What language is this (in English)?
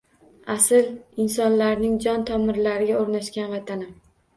Uzbek